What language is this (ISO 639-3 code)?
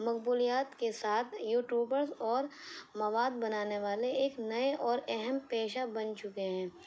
urd